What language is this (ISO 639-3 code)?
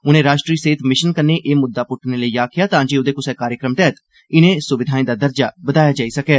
doi